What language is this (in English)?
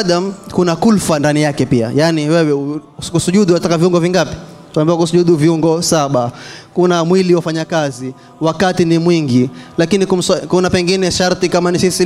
Arabic